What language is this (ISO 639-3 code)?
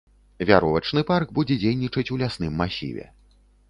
bel